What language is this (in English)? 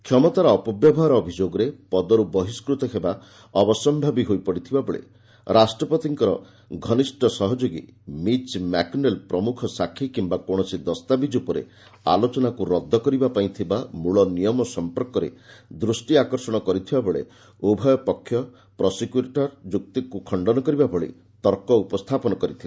Odia